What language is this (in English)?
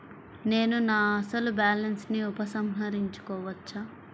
Telugu